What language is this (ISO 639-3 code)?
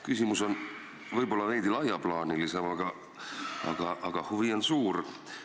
est